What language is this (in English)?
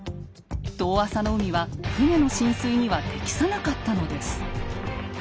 Japanese